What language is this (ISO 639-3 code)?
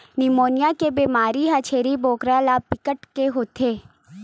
hne